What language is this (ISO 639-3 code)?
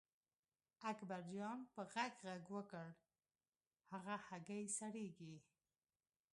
pus